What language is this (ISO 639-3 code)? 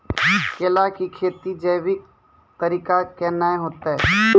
mai